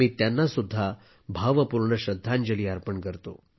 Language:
Marathi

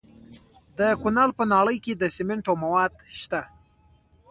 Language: Pashto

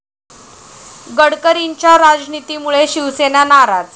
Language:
Marathi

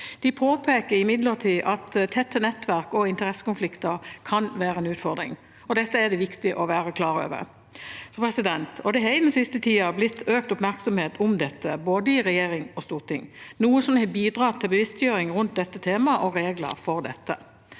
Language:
Norwegian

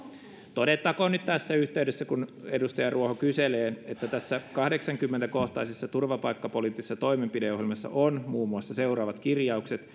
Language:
Finnish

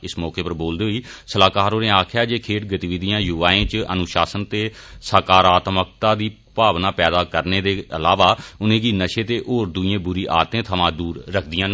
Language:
Dogri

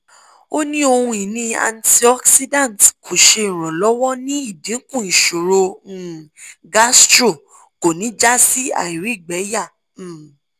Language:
Yoruba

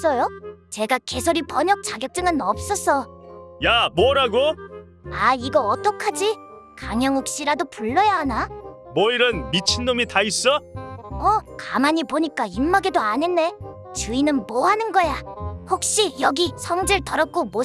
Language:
Korean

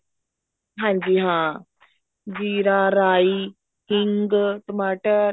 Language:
Punjabi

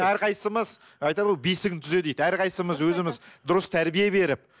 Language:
Kazakh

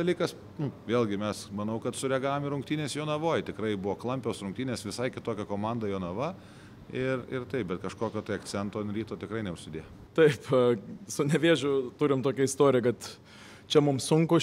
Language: Lithuanian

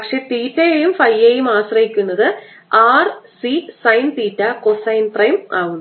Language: Malayalam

